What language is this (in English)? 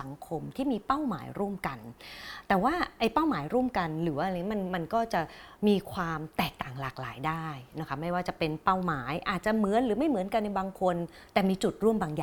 Thai